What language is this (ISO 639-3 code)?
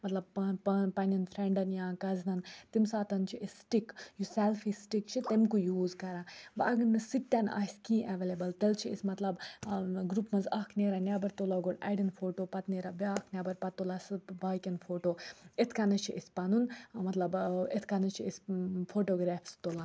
kas